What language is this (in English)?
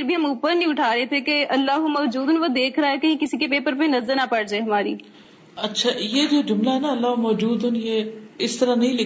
Urdu